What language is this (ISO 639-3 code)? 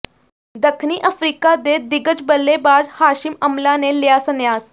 pan